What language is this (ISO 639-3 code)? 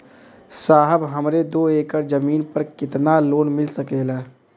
bho